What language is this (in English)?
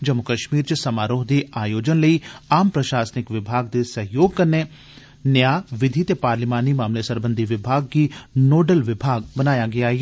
Dogri